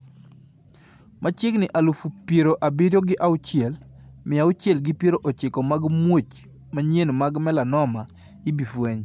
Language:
Luo (Kenya and Tanzania)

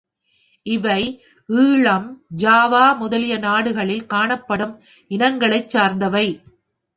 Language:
Tamil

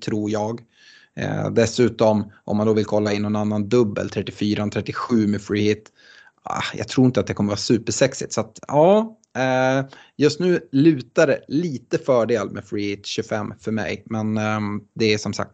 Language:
Swedish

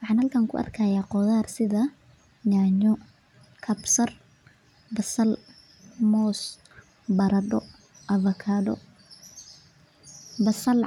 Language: Somali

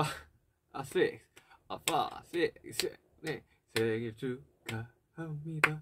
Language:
Korean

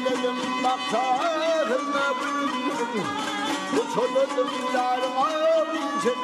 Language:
Arabic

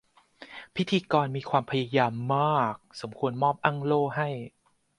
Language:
Thai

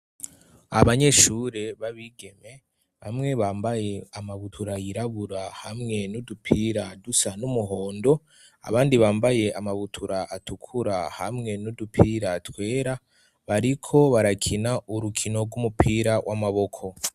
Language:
Rundi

